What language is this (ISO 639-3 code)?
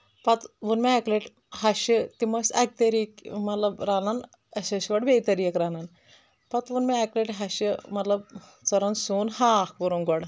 kas